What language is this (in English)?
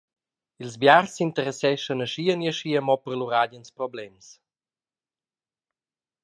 Romansh